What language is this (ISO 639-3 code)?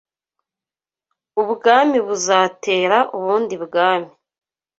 kin